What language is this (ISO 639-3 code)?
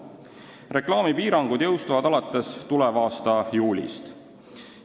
est